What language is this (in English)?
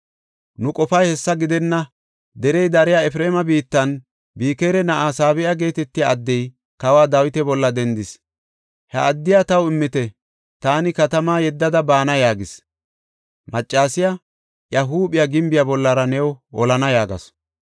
Gofa